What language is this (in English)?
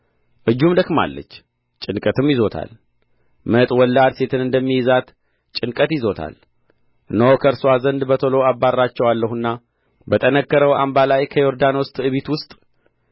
Amharic